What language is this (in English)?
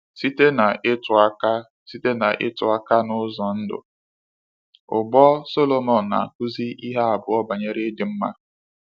Igbo